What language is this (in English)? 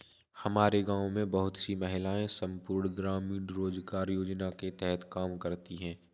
Hindi